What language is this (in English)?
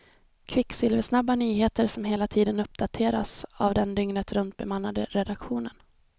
Swedish